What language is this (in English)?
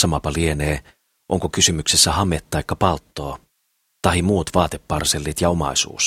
Finnish